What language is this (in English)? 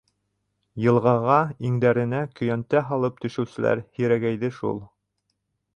Bashkir